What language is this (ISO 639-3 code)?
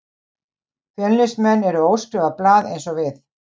isl